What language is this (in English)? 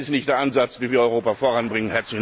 German